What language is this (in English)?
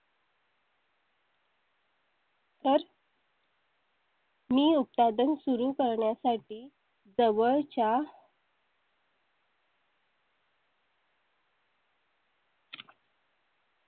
Marathi